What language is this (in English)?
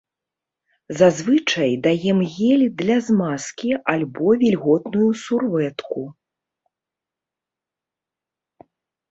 Belarusian